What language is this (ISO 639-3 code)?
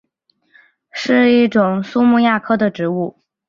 zho